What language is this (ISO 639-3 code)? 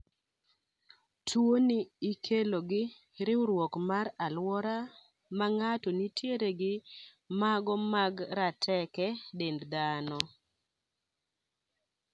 luo